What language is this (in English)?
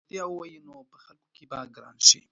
Pashto